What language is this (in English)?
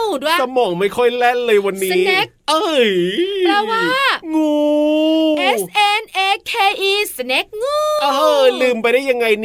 Thai